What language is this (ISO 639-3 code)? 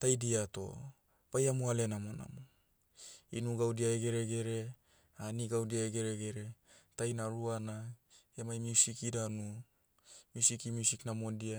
meu